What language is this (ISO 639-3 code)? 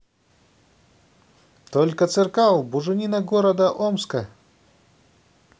rus